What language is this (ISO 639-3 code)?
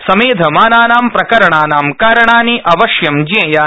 san